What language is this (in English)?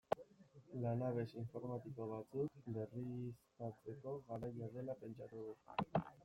Basque